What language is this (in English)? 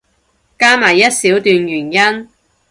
Cantonese